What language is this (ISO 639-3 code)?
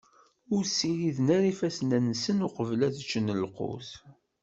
kab